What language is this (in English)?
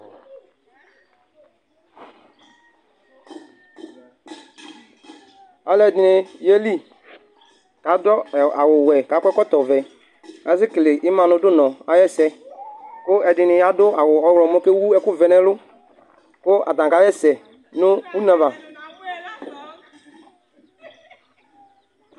Ikposo